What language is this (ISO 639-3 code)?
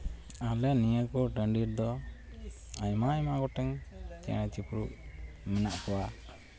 sat